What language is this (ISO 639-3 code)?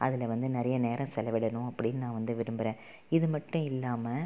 tam